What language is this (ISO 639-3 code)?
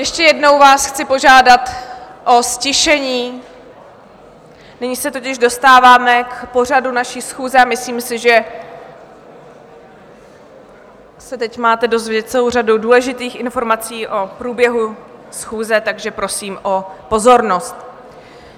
ces